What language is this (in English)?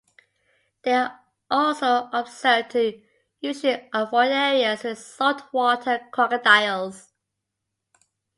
English